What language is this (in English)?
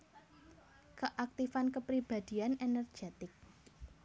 Javanese